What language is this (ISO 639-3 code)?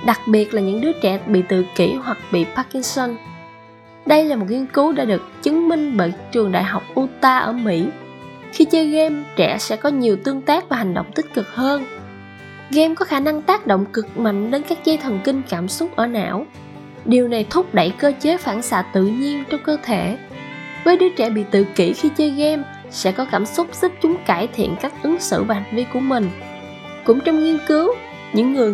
vie